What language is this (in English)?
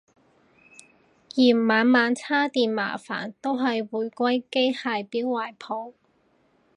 Cantonese